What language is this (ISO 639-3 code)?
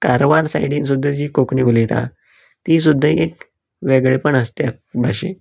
kok